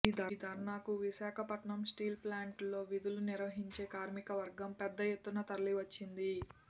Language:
Telugu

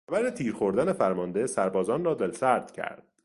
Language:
Persian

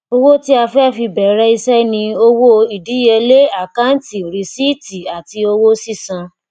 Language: Yoruba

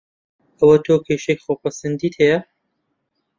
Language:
Central Kurdish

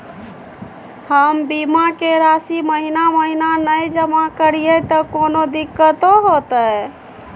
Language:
Maithili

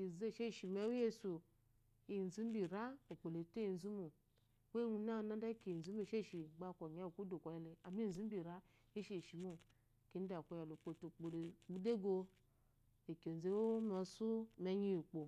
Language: Eloyi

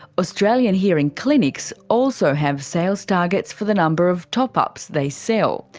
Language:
English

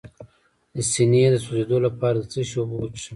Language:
Pashto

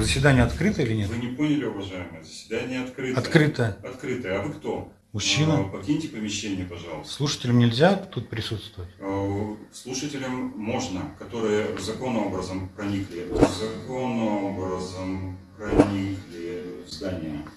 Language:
Russian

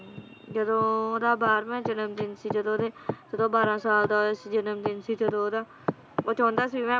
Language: Punjabi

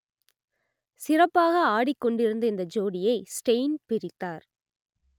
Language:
Tamil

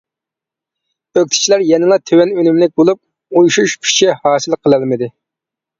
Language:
Uyghur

